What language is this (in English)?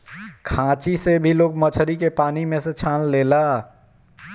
Bhojpuri